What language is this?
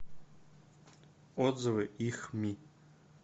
Russian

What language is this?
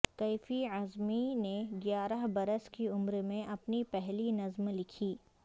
Urdu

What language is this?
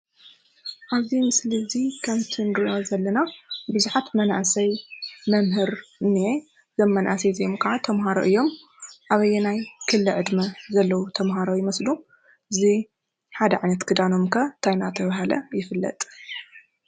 Tigrinya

